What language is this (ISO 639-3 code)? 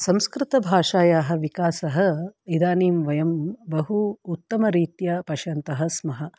san